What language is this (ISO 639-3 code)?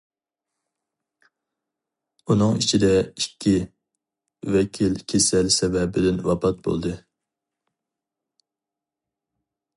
uig